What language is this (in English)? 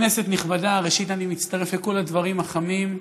Hebrew